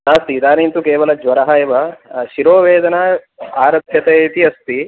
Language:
Sanskrit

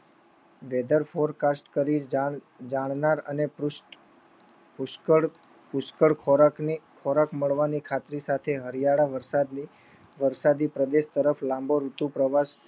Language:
Gujarati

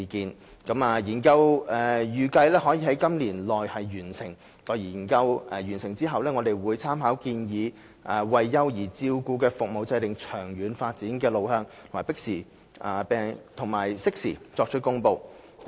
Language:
Cantonese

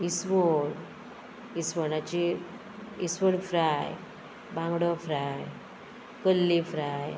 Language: Konkani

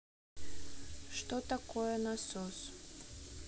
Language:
Russian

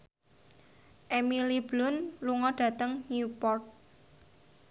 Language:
Javanese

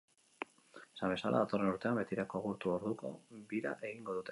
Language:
Basque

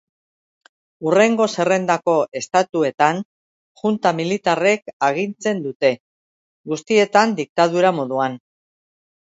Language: Basque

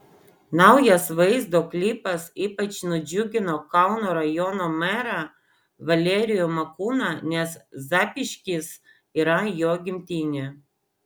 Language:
Lithuanian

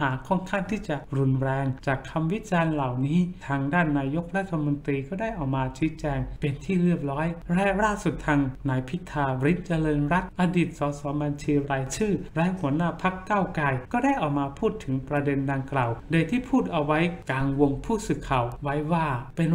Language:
Thai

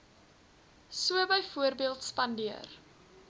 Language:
Afrikaans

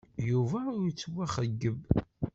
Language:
Kabyle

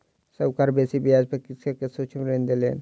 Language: Maithili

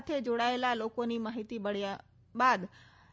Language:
Gujarati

